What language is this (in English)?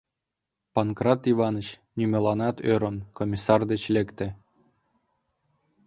Mari